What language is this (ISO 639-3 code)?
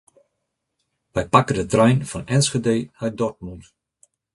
fry